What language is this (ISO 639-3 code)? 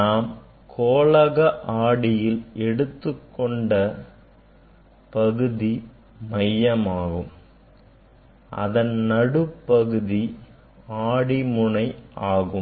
tam